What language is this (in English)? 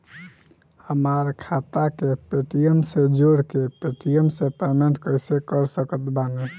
Bhojpuri